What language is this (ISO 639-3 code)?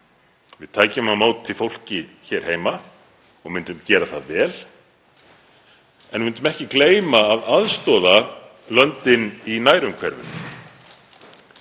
isl